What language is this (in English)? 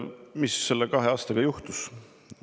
Estonian